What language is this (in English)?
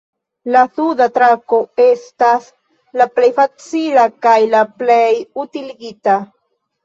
Esperanto